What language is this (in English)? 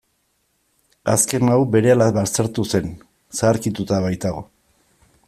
Basque